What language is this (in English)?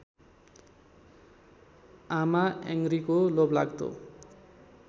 Nepali